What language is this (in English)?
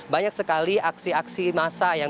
Indonesian